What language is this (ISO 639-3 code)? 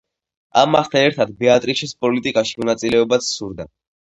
kat